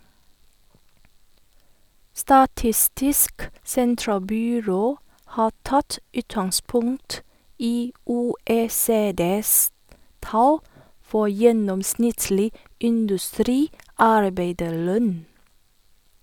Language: Norwegian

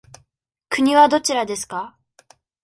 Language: Japanese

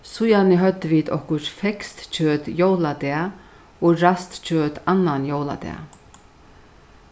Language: Faroese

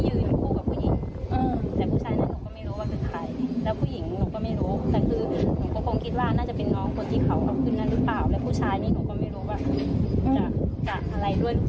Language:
Thai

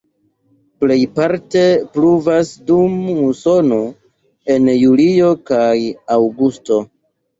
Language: Esperanto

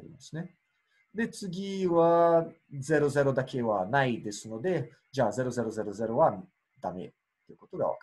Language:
Japanese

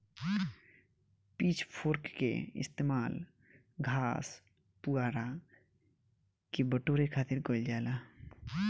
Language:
Bhojpuri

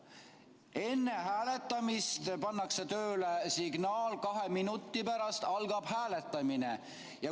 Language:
Estonian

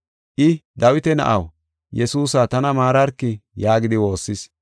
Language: Gofa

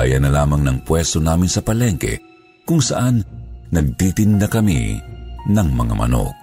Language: Filipino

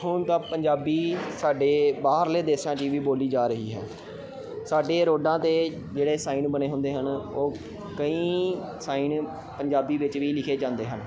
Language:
Punjabi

